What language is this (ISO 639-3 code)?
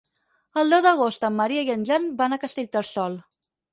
cat